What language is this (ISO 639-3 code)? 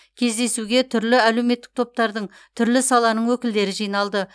kaz